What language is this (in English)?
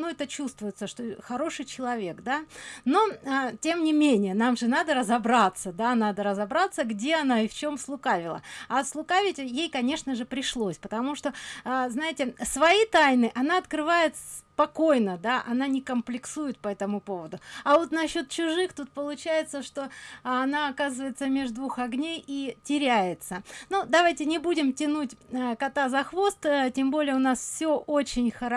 Russian